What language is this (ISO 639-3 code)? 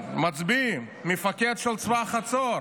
heb